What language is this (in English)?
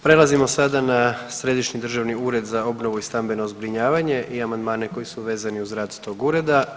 Croatian